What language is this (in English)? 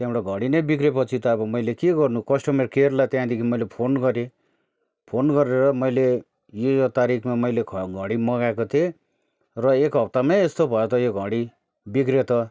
Nepali